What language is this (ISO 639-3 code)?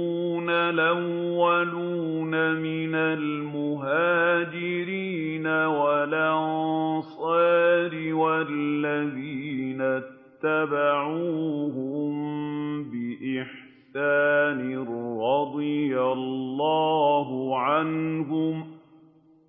ara